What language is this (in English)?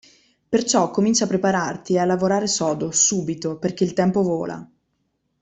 Italian